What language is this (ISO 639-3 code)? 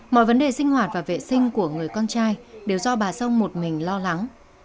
vie